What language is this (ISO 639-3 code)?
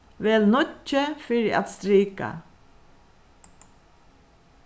fao